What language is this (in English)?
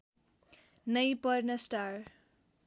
Nepali